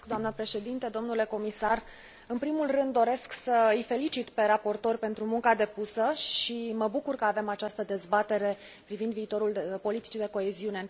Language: Romanian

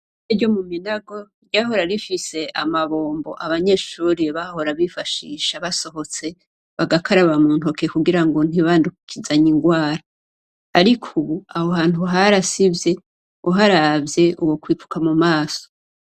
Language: Rundi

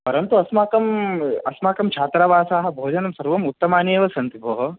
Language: Sanskrit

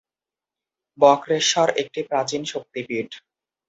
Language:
Bangla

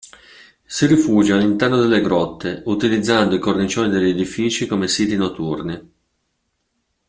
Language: Italian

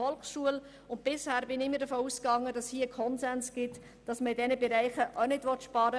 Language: Swiss German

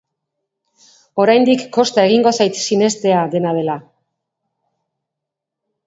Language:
Basque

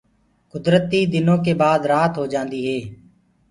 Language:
Gurgula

